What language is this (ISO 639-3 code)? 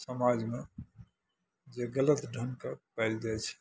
mai